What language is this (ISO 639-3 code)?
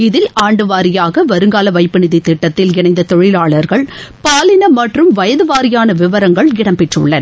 tam